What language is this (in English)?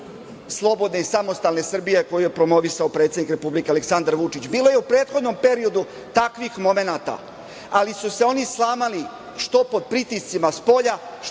Serbian